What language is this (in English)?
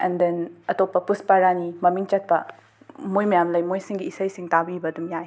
Manipuri